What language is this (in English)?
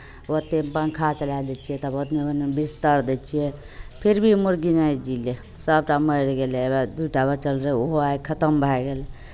Maithili